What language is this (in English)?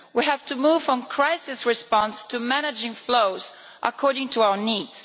English